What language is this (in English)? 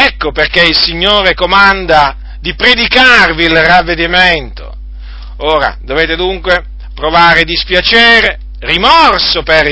Italian